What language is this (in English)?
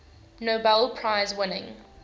English